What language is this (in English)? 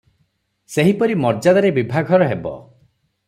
Odia